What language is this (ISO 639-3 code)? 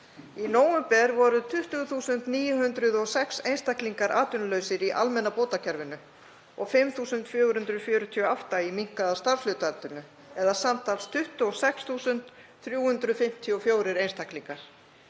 isl